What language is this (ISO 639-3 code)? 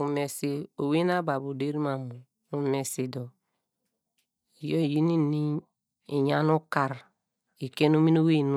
deg